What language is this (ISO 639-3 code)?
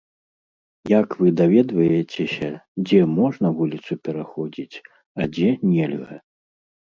bel